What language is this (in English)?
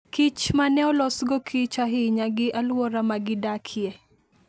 Luo (Kenya and Tanzania)